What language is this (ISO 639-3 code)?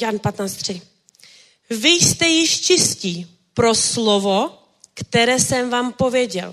ces